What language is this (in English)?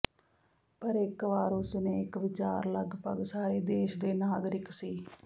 Punjabi